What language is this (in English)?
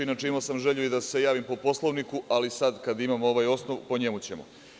Serbian